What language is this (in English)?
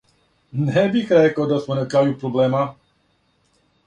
Serbian